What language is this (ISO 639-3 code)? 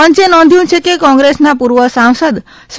guj